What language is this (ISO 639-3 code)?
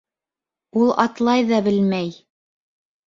bak